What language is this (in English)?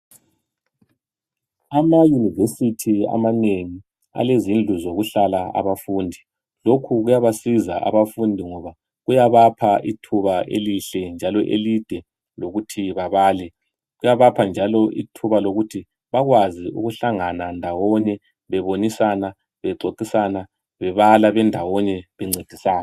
North Ndebele